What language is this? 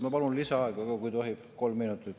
Estonian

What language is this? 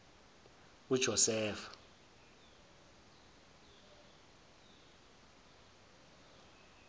Zulu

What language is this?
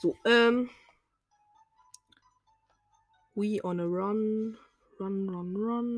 German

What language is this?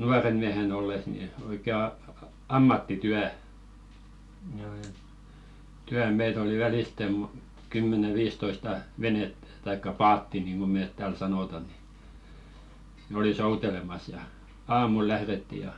Finnish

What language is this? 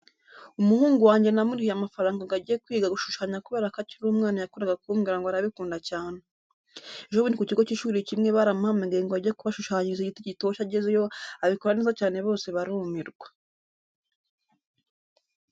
Kinyarwanda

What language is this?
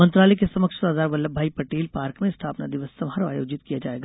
Hindi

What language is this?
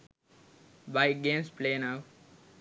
Sinhala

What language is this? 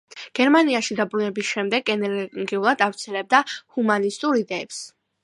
Georgian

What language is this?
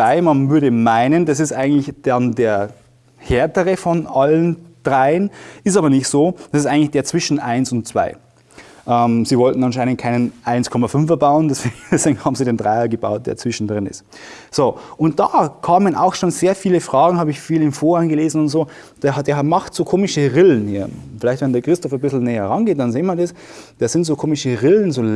German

